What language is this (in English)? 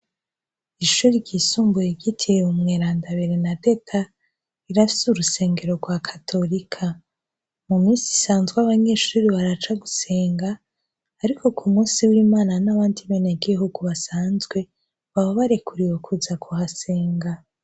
Rundi